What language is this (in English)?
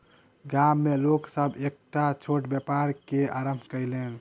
Maithili